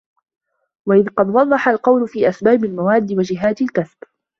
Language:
Arabic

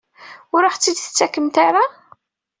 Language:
Kabyle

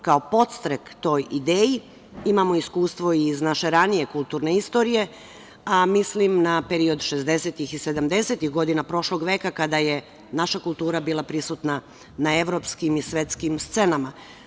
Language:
Serbian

